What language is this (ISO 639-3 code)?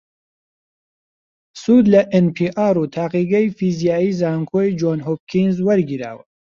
ckb